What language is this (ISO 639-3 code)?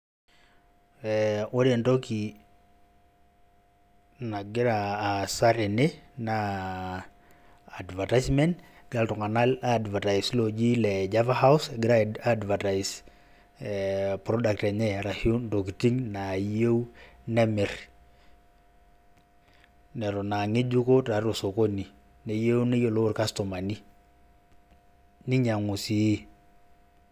mas